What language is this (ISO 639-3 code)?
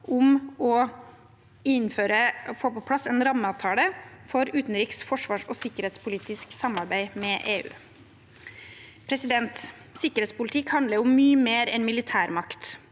nor